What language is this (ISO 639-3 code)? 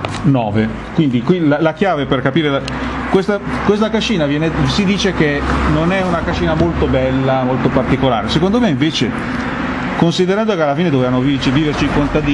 ita